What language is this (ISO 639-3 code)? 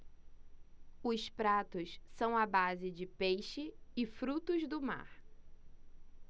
por